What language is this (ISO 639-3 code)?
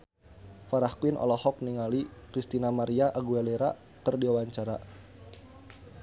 sun